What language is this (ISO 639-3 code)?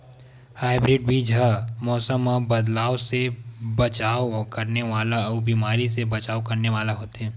hne